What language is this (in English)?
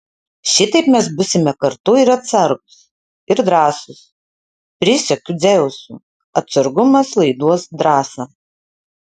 Lithuanian